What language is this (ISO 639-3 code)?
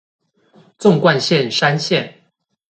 zho